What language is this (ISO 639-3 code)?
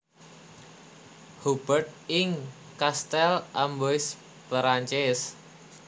jav